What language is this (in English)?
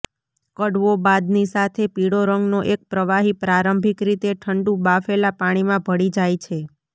Gujarati